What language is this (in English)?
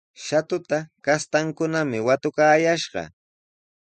Sihuas Ancash Quechua